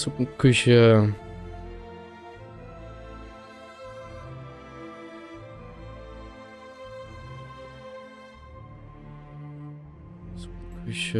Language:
German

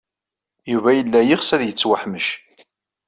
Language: Kabyle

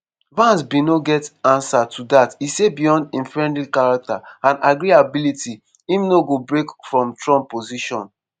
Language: Nigerian Pidgin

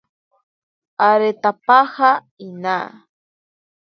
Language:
Ashéninka Perené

